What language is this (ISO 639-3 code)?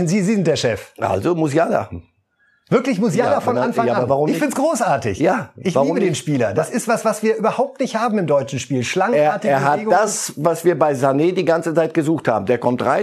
deu